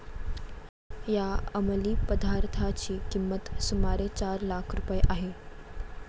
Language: Marathi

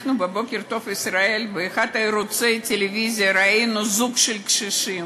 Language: Hebrew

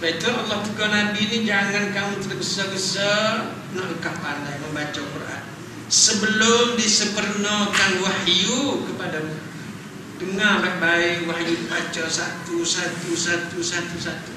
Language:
Malay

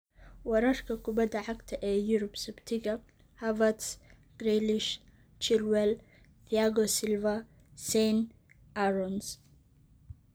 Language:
Somali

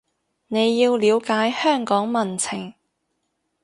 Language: Cantonese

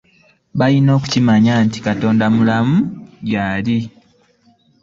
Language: Ganda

